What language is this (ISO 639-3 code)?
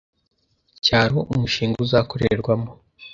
kin